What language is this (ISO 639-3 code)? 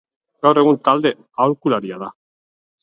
eus